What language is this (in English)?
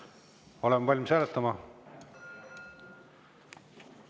Estonian